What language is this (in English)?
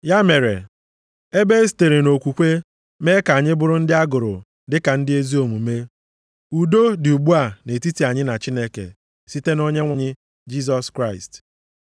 Igbo